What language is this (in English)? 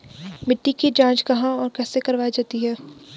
Hindi